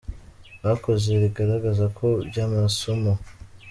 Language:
Kinyarwanda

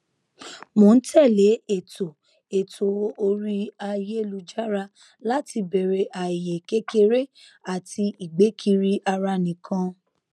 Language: Yoruba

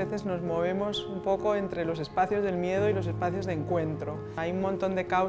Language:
Spanish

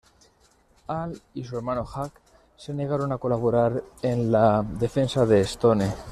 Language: Spanish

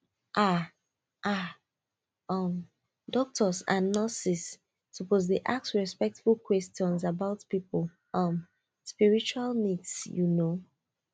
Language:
Nigerian Pidgin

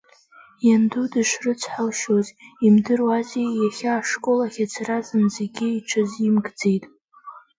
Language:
Abkhazian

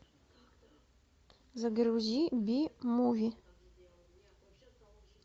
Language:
Russian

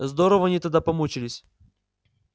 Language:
Russian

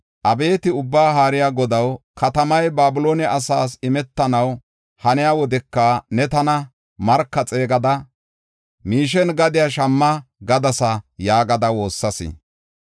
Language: Gofa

